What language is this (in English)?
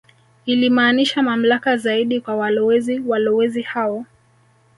Swahili